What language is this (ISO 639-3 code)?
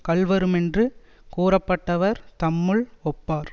tam